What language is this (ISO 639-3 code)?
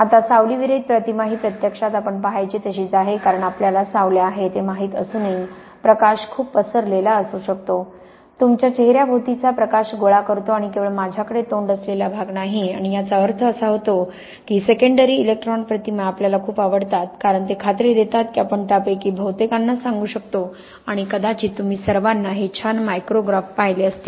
mar